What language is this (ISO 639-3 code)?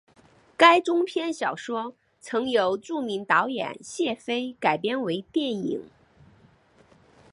zho